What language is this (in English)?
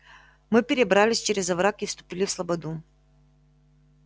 Russian